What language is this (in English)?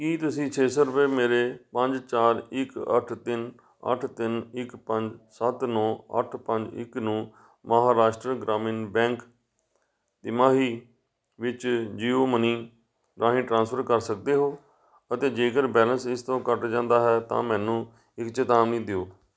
Punjabi